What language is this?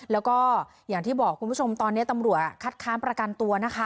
Thai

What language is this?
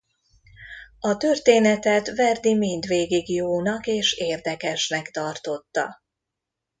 Hungarian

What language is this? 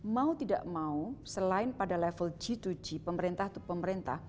Indonesian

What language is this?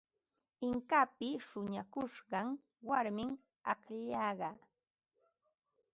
Ambo-Pasco Quechua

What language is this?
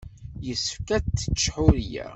Kabyle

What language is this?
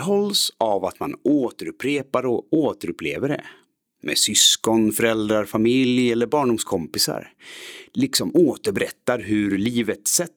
Swedish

